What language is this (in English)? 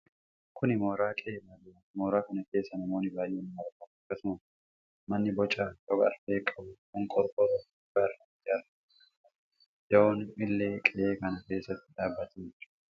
Oromo